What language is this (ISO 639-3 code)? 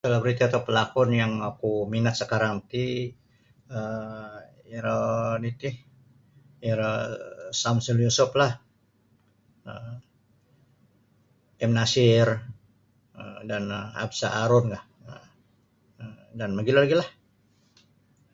bsy